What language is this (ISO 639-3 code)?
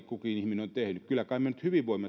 fin